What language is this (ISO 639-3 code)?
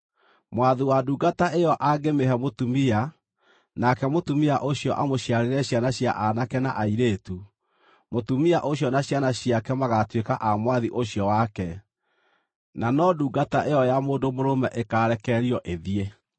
kik